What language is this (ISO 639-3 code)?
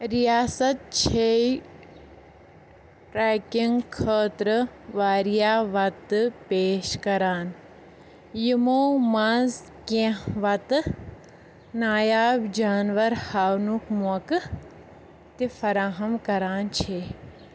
kas